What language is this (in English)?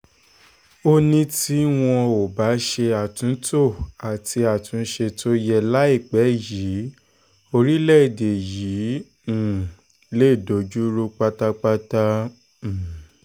Yoruba